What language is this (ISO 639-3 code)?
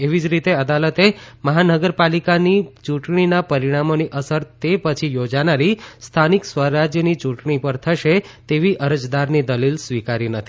guj